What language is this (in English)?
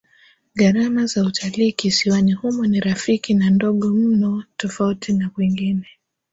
Swahili